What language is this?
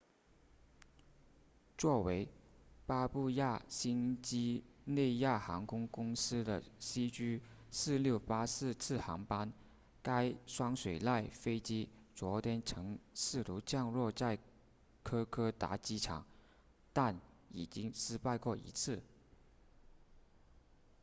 Chinese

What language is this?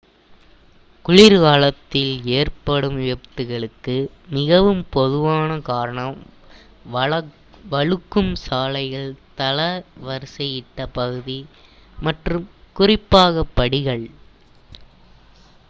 Tamil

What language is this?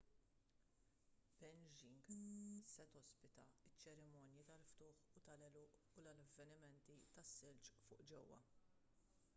Maltese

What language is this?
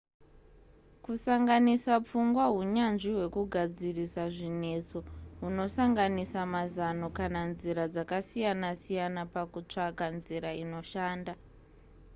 Shona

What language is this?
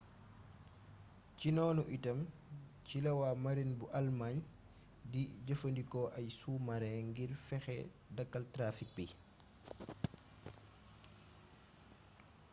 Wolof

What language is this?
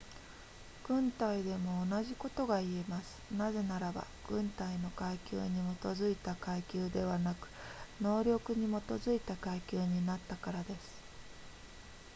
Japanese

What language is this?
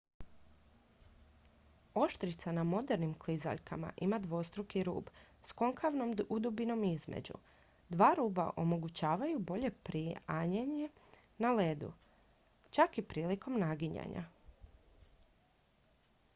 Croatian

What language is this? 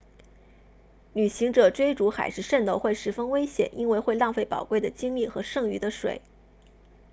Chinese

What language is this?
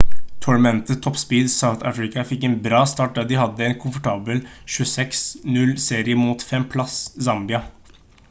Norwegian Bokmål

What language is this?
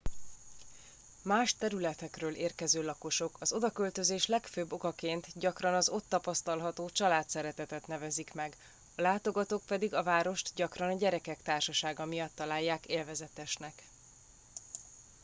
Hungarian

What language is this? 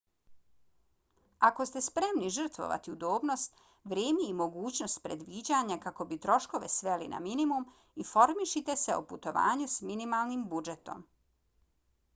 Bosnian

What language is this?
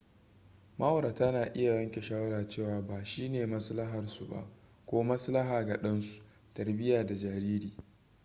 Hausa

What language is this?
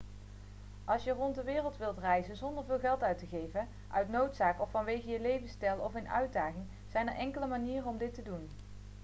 Dutch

